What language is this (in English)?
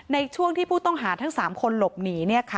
Thai